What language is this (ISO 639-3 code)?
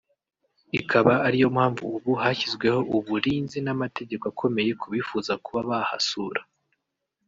kin